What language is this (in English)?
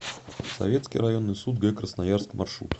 Russian